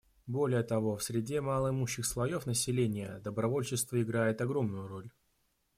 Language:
Russian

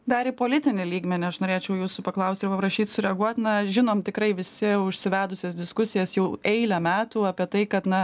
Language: Lithuanian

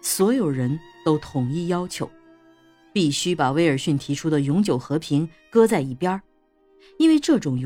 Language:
Chinese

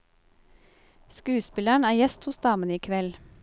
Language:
Norwegian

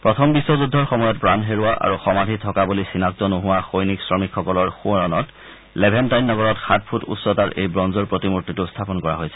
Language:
Assamese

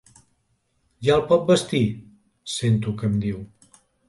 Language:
Catalan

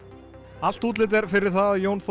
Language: Icelandic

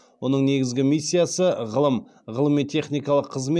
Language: Kazakh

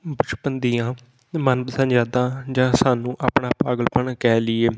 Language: Punjabi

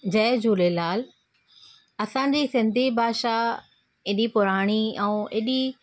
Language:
Sindhi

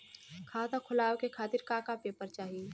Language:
Bhojpuri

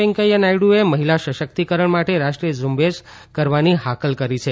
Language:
Gujarati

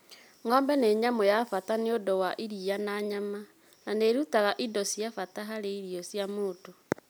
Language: Kikuyu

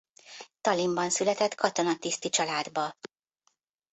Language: Hungarian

